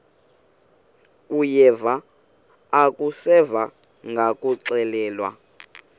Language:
Xhosa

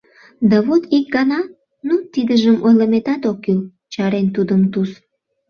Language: Mari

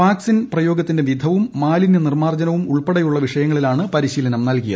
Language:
Malayalam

